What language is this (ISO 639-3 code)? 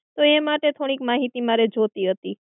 guj